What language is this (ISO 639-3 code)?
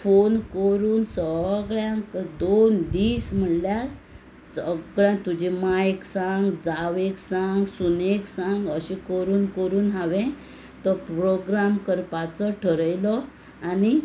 kok